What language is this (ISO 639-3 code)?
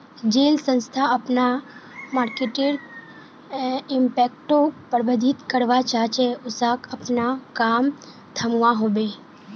mag